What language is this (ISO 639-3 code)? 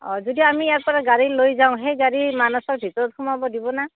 asm